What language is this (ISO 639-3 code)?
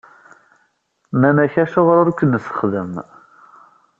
kab